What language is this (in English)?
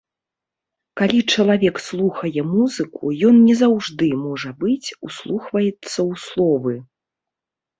Belarusian